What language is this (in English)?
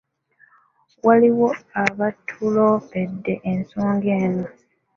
Ganda